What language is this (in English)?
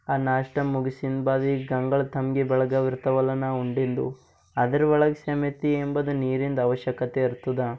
Kannada